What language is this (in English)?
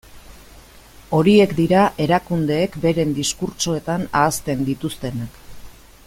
Basque